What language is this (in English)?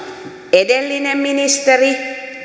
Finnish